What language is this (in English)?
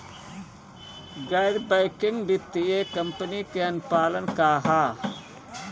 Bhojpuri